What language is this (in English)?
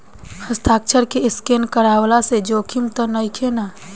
Bhojpuri